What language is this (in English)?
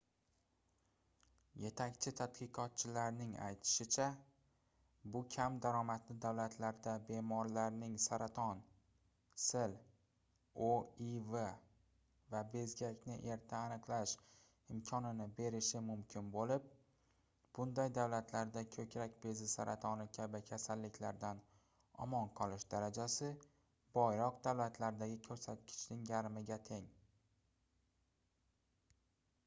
Uzbek